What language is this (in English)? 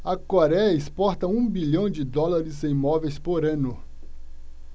Portuguese